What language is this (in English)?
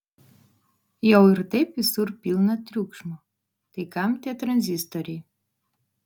Lithuanian